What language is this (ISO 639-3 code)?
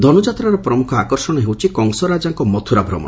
ori